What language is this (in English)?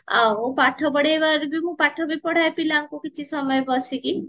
Odia